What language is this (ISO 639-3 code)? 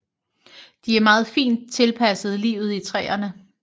dan